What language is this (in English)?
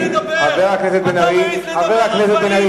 Hebrew